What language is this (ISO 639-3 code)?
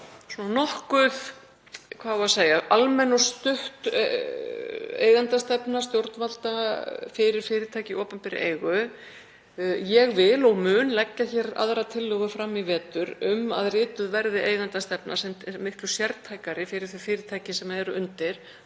isl